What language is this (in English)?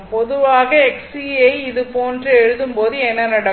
Tamil